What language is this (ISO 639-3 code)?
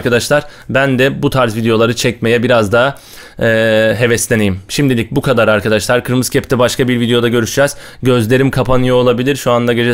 tur